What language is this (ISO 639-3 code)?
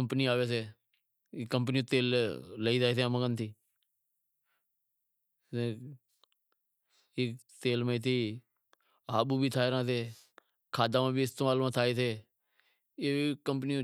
kxp